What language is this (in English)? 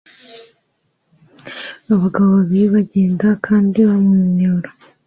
Kinyarwanda